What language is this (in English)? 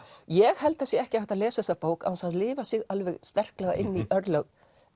Icelandic